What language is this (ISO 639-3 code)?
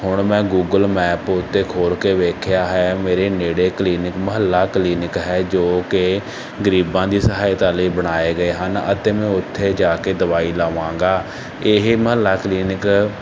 pan